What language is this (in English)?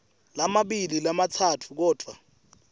Swati